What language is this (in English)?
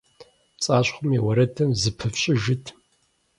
Kabardian